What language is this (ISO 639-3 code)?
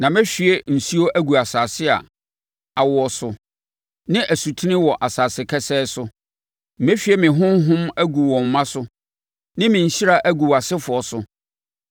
aka